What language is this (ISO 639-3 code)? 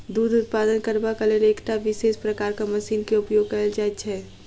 mai